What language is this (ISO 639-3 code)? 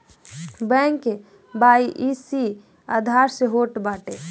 bho